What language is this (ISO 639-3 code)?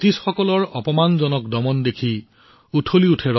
asm